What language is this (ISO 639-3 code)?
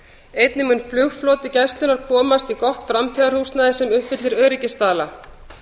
isl